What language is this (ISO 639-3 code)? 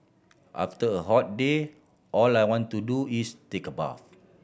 eng